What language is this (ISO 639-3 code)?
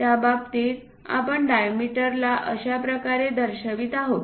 mar